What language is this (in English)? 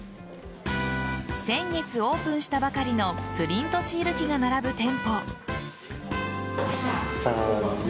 Japanese